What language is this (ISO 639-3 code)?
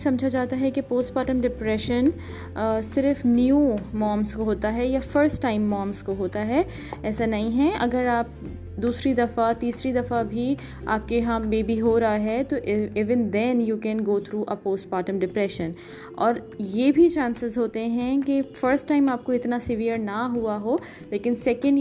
urd